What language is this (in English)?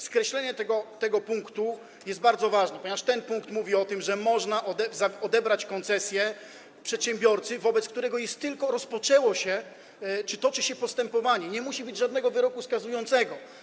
Polish